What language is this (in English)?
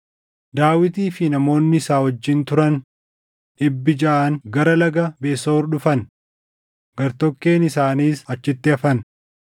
Oromo